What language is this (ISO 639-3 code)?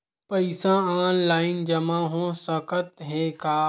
hne